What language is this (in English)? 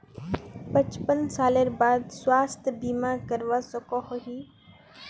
Magahi